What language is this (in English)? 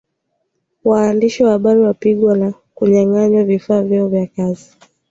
Swahili